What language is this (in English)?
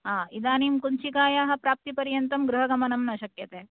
Sanskrit